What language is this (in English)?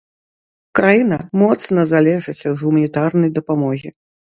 Belarusian